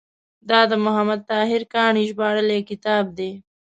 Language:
Pashto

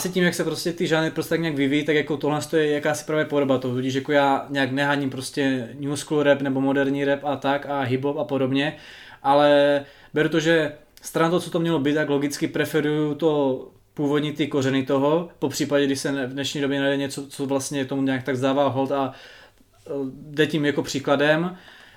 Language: Czech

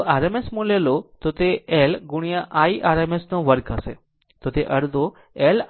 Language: Gujarati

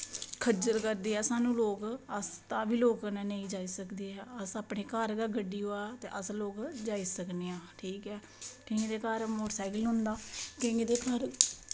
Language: Dogri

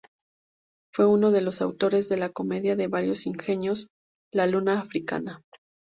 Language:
Spanish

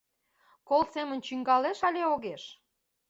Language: Mari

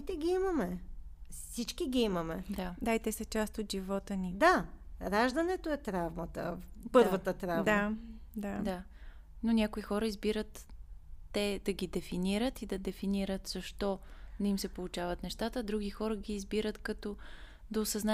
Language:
Bulgarian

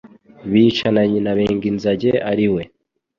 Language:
Kinyarwanda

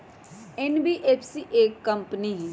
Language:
Magahi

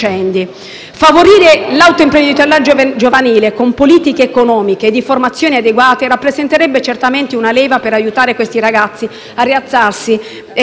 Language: Italian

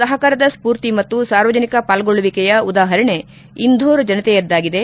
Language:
Kannada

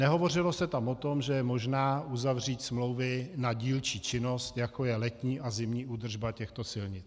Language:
Czech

